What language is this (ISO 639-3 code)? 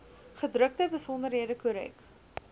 afr